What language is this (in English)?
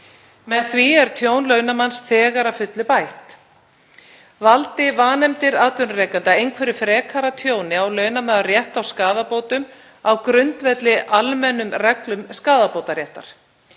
Icelandic